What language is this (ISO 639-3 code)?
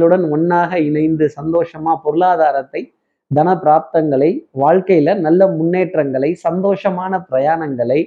tam